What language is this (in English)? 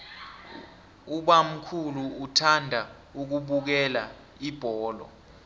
South Ndebele